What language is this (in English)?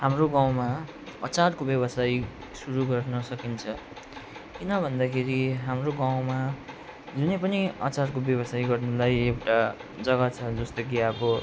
Nepali